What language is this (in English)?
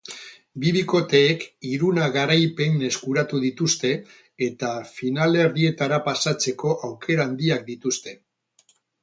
Basque